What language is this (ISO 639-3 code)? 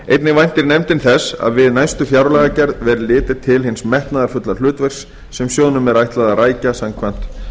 isl